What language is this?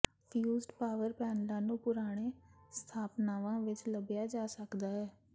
Punjabi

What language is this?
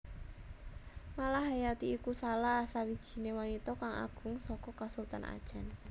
Javanese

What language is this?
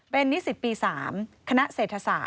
Thai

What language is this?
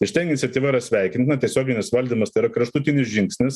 Lithuanian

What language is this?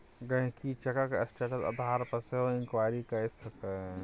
Maithili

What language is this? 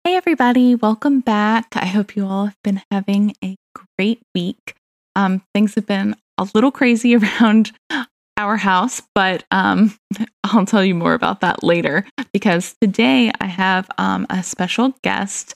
English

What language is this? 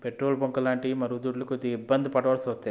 Telugu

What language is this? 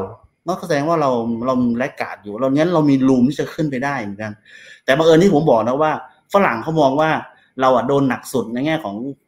Thai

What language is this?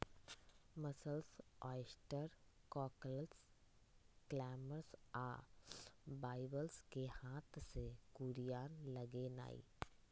Magahi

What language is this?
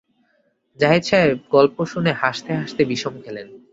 Bangla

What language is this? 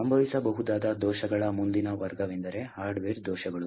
Kannada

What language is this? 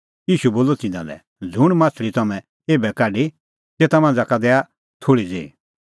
Kullu Pahari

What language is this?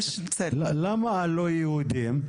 Hebrew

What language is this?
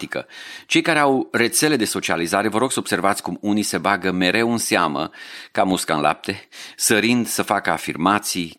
Romanian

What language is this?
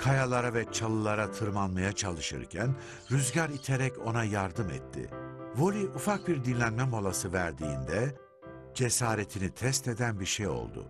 Turkish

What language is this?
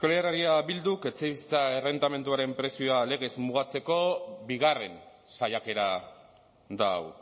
Basque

